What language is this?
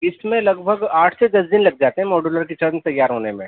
Urdu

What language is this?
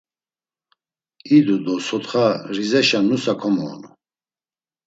Laz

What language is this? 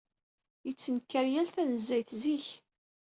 Kabyle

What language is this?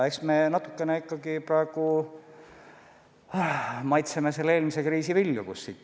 Estonian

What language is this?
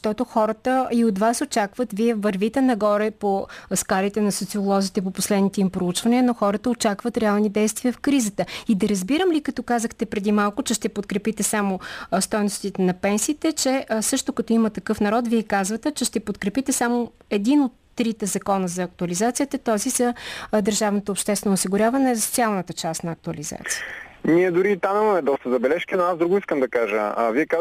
Bulgarian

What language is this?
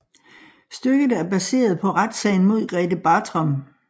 Danish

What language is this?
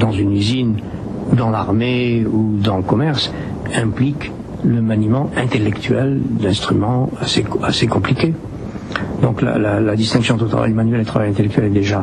French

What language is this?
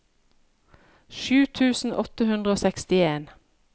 Norwegian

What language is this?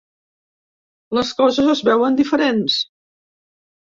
Catalan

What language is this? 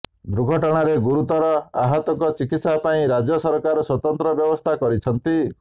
Odia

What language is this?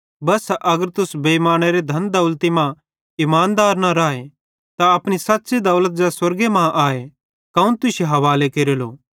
Bhadrawahi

